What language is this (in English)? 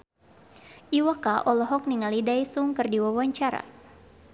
Sundanese